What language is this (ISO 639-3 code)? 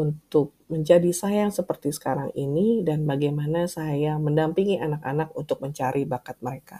ind